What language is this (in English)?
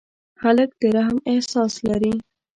Pashto